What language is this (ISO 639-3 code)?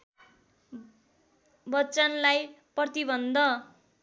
nep